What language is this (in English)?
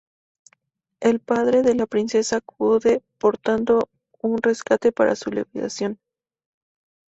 Spanish